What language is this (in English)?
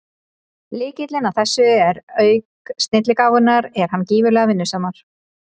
Icelandic